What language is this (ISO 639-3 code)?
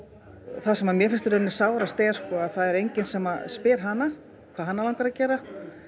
isl